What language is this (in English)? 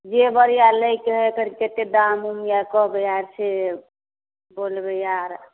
Maithili